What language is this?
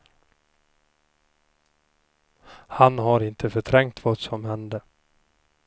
Swedish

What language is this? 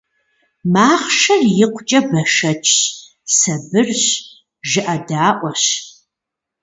Kabardian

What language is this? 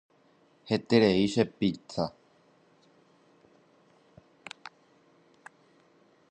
Guarani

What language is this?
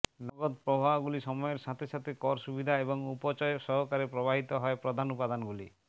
Bangla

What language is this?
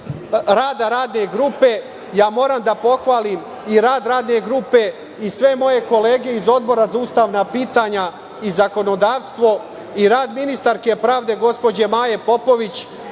Serbian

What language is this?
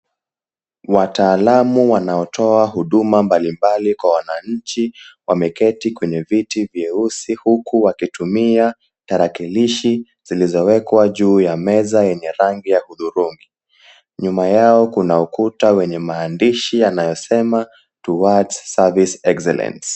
Swahili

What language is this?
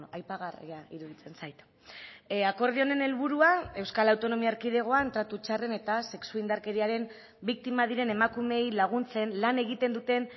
Basque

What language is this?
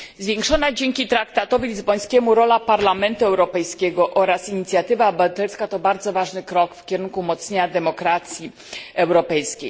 Polish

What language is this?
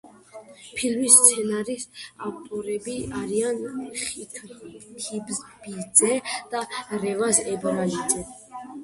Georgian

